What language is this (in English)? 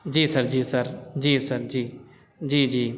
Urdu